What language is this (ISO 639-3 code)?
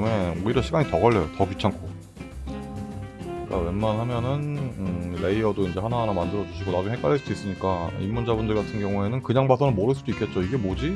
kor